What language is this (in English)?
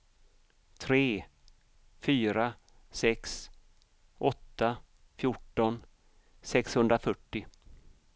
Swedish